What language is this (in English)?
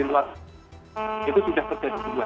Indonesian